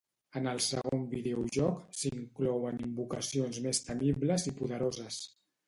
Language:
Catalan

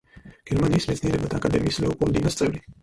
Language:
Georgian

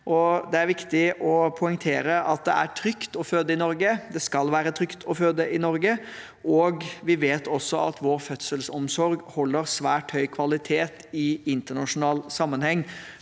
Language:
Norwegian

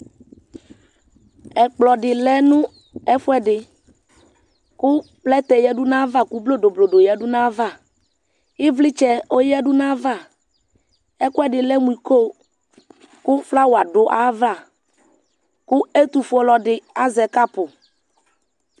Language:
Ikposo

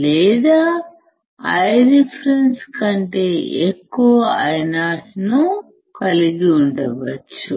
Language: Telugu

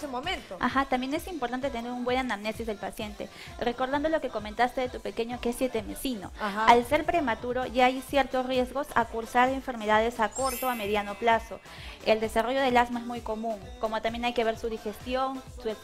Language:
Spanish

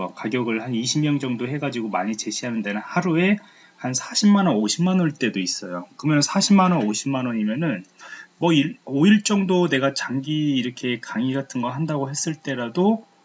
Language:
Korean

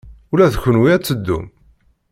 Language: Kabyle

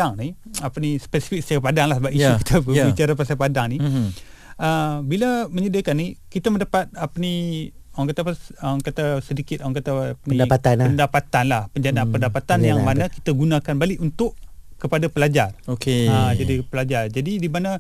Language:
Malay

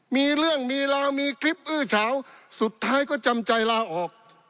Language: Thai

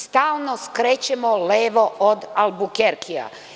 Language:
Serbian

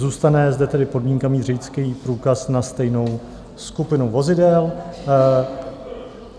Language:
Czech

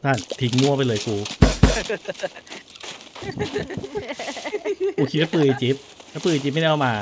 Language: Thai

